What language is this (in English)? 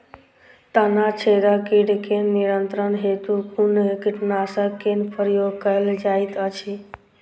Maithili